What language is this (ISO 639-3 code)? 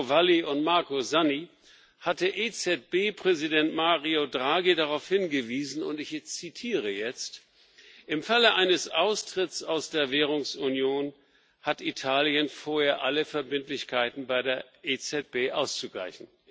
deu